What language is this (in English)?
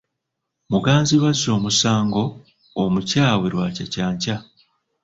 Ganda